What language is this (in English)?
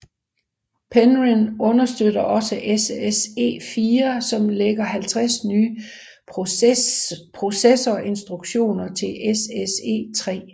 Danish